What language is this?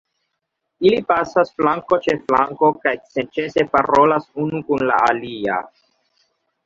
Esperanto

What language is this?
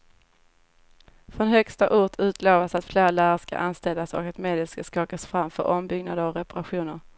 Swedish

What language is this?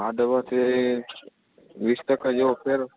Gujarati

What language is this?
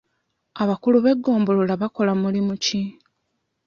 Ganda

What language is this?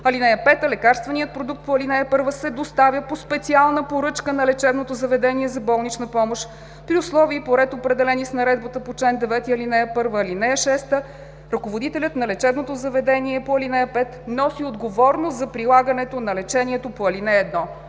Bulgarian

